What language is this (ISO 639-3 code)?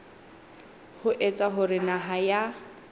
sot